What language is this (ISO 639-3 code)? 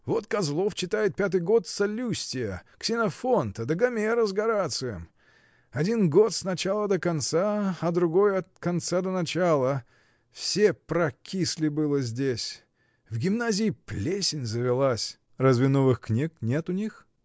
rus